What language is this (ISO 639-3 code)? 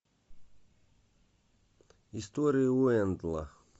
rus